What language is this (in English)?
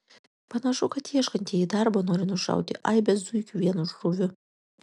Lithuanian